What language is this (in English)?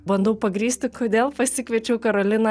Lithuanian